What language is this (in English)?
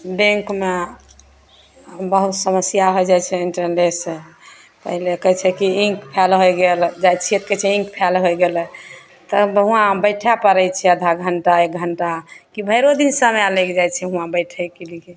Maithili